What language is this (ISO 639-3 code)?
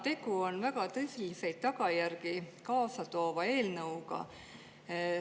est